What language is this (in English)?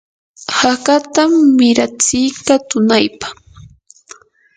Yanahuanca Pasco Quechua